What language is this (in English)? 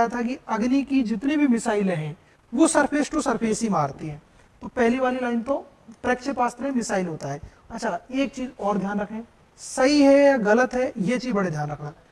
Hindi